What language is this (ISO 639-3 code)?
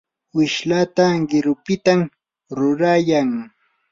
qur